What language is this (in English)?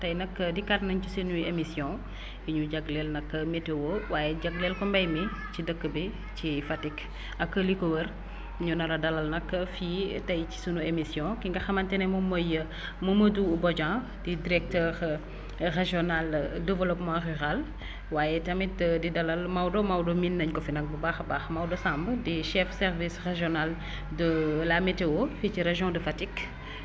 Wolof